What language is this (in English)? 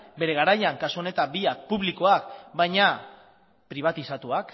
Basque